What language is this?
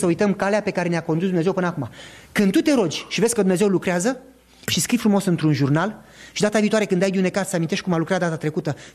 Romanian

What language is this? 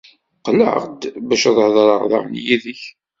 Kabyle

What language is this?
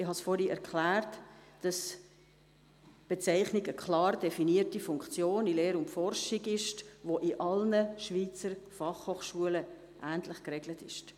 Swiss German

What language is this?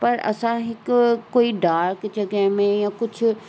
Sindhi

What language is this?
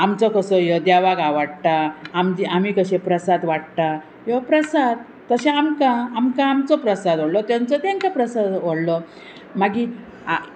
Konkani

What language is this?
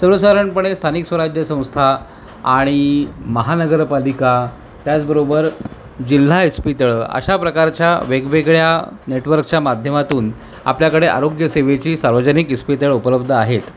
Marathi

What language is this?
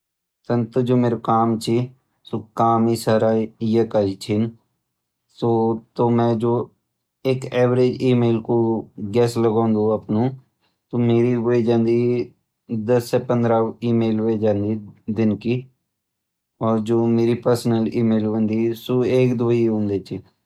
Garhwali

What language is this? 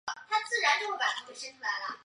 Chinese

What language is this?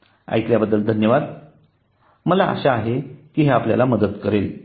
Marathi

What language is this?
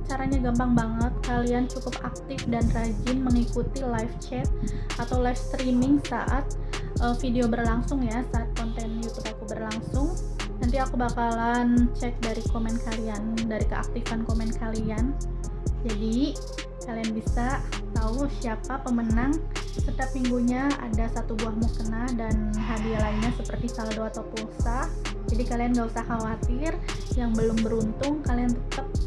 Indonesian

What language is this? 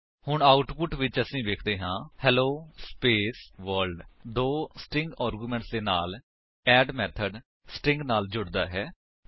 Punjabi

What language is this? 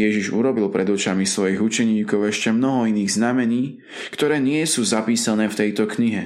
Slovak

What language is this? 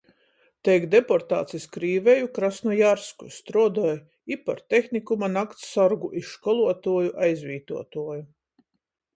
Latgalian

